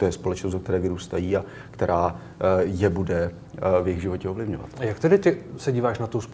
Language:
Czech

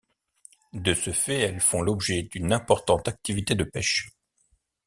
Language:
French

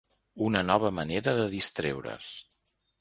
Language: Catalan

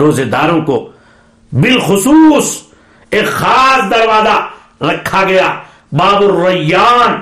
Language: Urdu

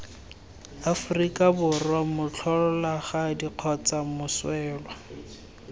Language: Tswana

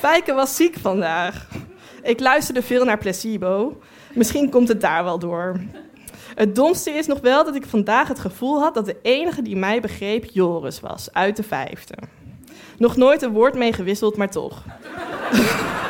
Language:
Dutch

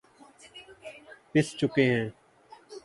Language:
Urdu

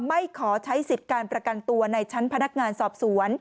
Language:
Thai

